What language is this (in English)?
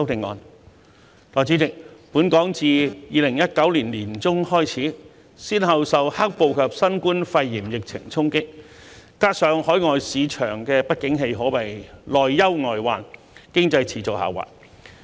Cantonese